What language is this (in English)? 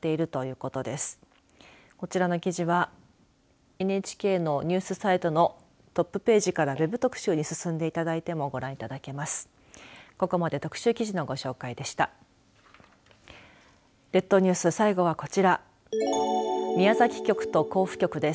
Japanese